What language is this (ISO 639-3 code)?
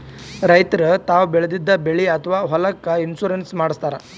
kan